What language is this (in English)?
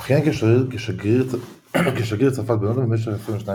Hebrew